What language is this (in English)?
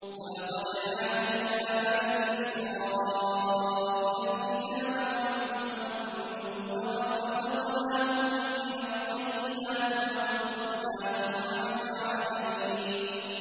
Arabic